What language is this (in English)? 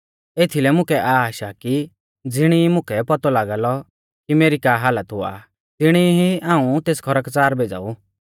Mahasu Pahari